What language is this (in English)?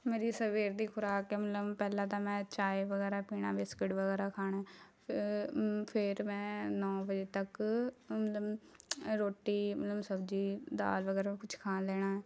Punjabi